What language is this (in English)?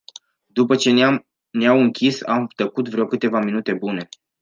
Romanian